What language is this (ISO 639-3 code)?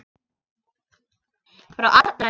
isl